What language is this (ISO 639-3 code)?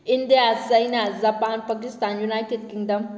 mni